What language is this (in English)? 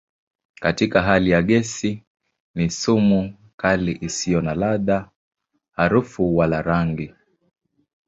Swahili